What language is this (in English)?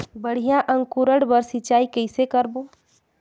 Chhattisgarhi